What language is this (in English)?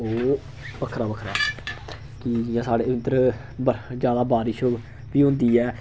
Dogri